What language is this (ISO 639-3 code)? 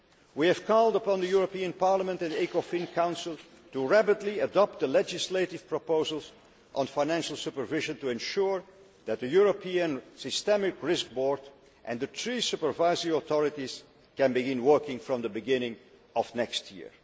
eng